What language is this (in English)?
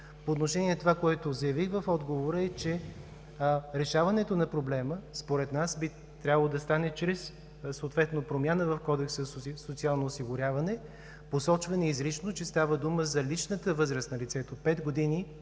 Bulgarian